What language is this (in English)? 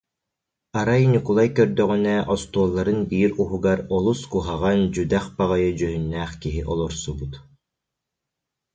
Yakut